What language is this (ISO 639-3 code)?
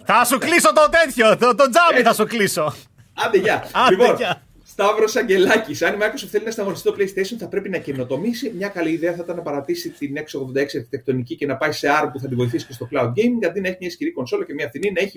ell